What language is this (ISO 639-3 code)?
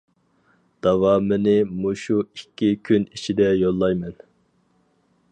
uig